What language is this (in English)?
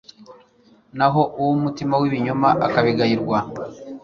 Kinyarwanda